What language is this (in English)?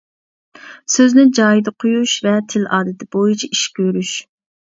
Uyghur